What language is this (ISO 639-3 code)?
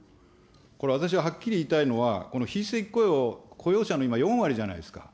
jpn